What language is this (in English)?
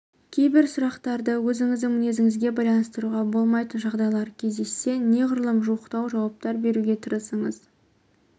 Kazakh